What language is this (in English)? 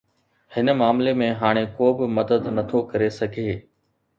Sindhi